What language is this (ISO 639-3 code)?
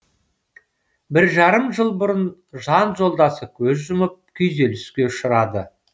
kaz